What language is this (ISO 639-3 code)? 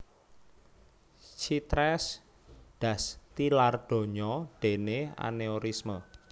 jav